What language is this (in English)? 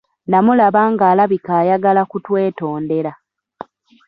Ganda